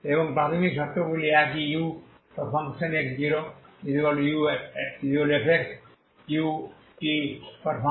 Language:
Bangla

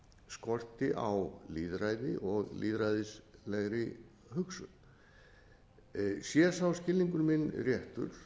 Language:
Icelandic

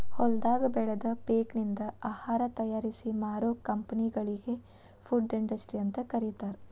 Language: Kannada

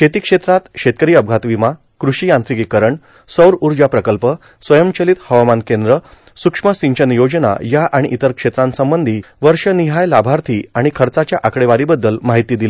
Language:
Marathi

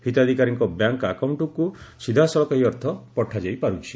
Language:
Odia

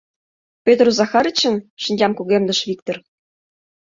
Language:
Mari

